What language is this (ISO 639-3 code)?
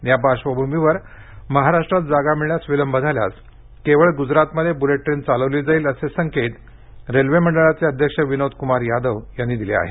mar